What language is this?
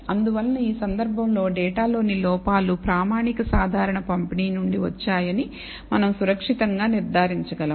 Telugu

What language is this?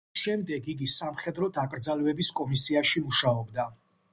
Georgian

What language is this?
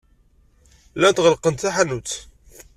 Kabyle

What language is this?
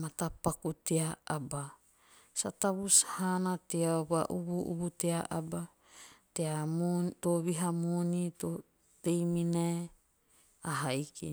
Teop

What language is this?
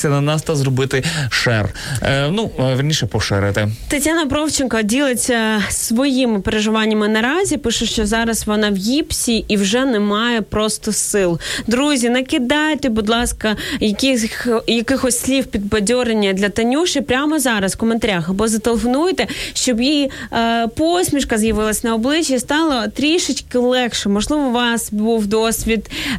Ukrainian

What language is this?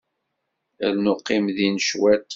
Kabyle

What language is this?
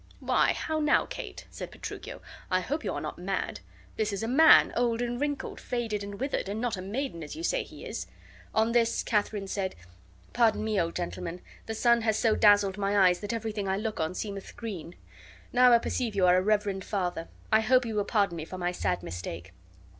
English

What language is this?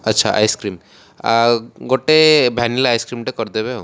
Odia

